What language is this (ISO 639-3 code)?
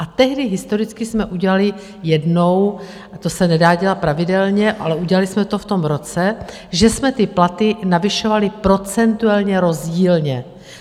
ces